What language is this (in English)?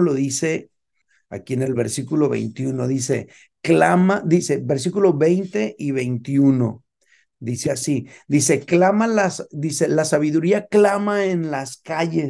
Spanish